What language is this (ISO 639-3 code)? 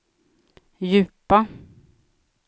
swe